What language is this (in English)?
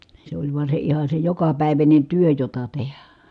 Finnish